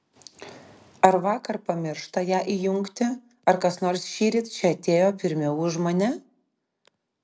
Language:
Lithuanian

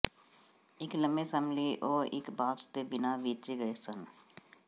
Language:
Punjabi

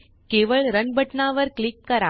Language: Marathi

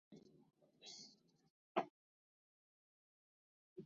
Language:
Western Frisian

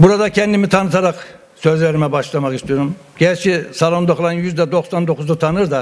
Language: Turkish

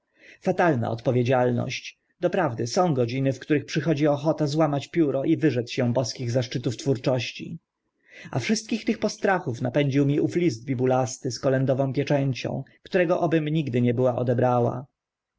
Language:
Polish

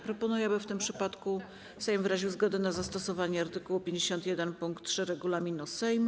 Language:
Polish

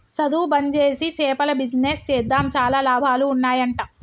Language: Telugu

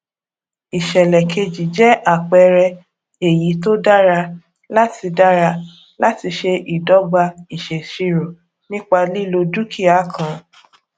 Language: Yoruba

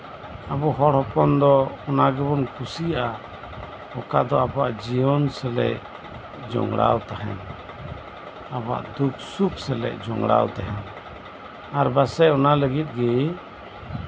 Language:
Santali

